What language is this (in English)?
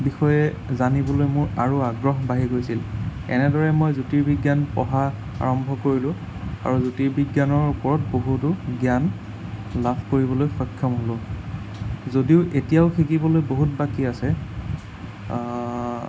Assamese